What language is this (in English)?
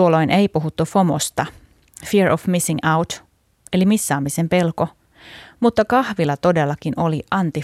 Finnish